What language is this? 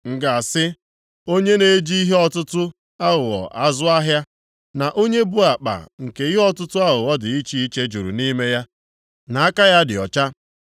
Igbo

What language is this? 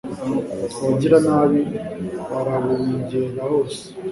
Kinyarwanda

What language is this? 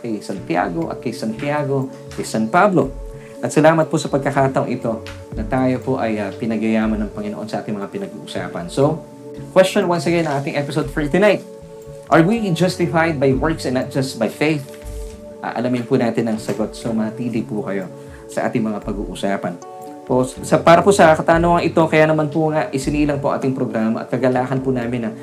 Filipino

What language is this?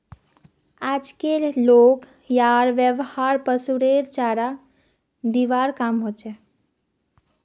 Magahi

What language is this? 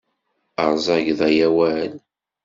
Kabyle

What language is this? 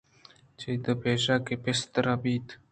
Eastern Balochi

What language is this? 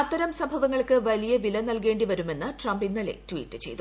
Malayalam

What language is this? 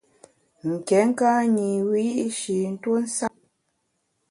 Bamun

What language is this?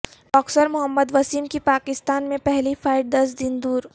Urdu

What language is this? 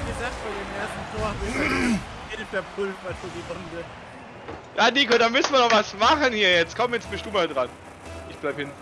German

